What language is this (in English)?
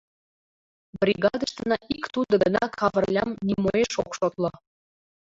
Mari